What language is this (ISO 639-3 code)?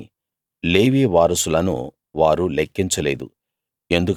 tel